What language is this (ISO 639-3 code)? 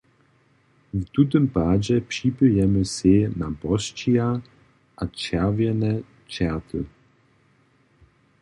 hsb